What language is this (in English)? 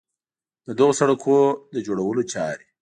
Pashto